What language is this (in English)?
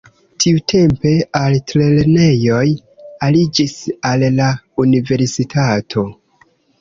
Esperanto